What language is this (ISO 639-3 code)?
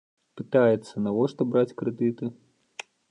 bel